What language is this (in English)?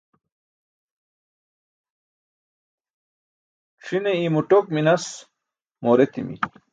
Burushaski